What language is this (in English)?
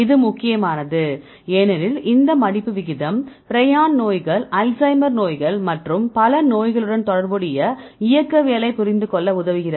Tamil